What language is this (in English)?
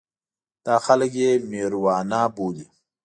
Pashto